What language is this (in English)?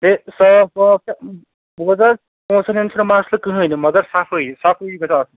Kashmiri